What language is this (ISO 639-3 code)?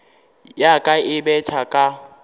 nso